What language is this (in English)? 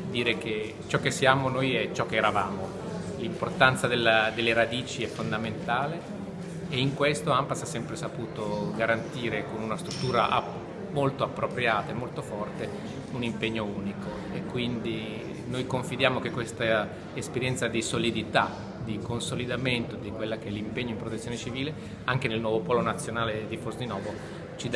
Italian